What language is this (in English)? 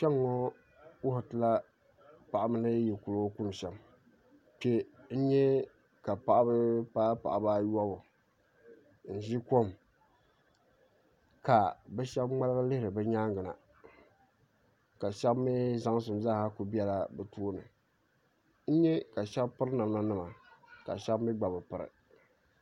Dagbani